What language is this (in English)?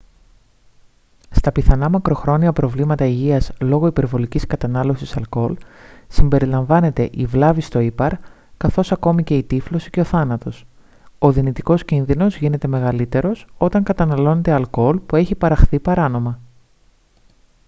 Greek